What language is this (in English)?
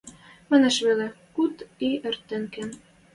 Western Mari